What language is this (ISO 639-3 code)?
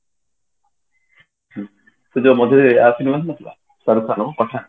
ori